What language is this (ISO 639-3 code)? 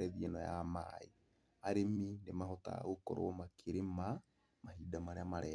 kik